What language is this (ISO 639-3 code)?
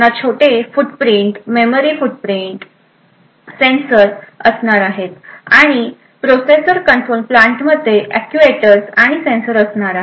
mar